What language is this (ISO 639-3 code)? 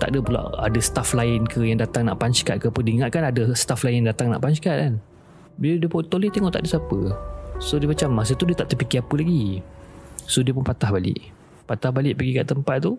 msa